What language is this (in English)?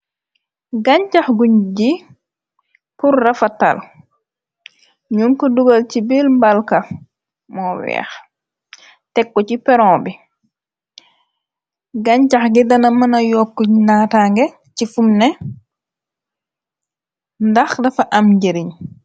Wolof